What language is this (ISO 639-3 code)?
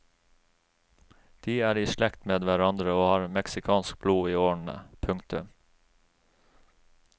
nor